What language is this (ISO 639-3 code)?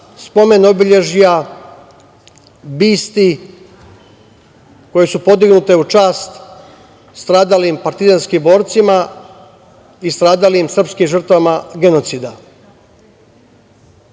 srp